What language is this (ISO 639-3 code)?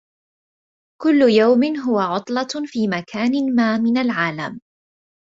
ara